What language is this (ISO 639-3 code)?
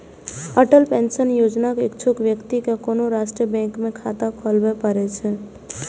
mai